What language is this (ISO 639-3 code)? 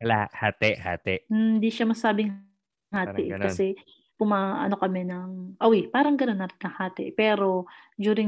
fil